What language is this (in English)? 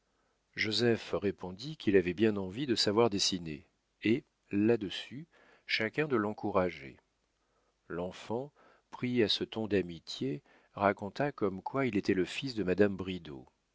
French